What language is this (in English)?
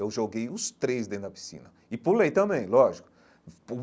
Portuguese